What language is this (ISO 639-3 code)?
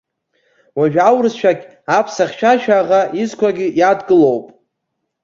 abk